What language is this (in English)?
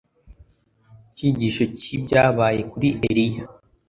Kinyarwanda